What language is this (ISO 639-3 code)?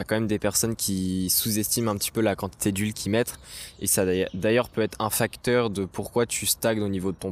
fra